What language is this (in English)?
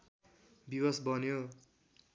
Nepali